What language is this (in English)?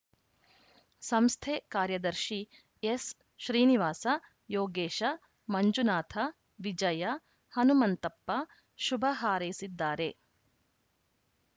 Kannada